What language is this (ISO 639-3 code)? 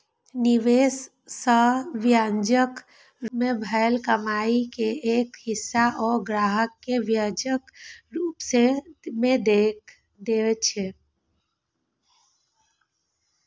mai